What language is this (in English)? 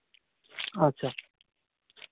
Santali